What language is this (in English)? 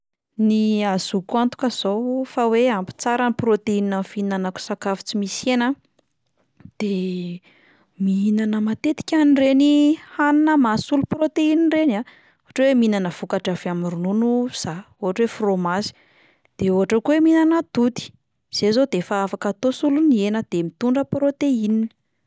Malagasy